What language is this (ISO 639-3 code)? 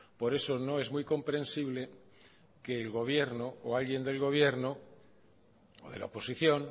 spa